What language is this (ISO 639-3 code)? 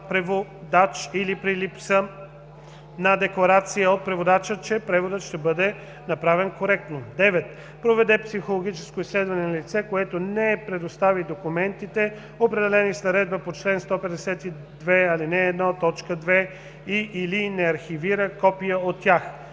bul